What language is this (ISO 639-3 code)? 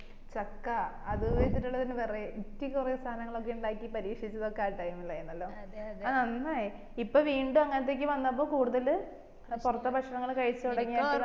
mal